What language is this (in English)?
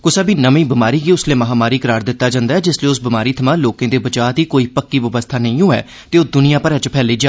Dogri